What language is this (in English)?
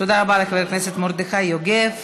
Hebrew